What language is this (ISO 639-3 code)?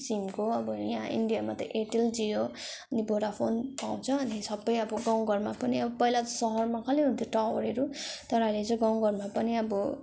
nep